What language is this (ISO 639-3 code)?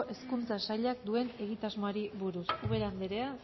eus